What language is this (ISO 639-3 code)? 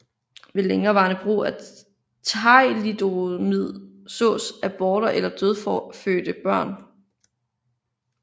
dan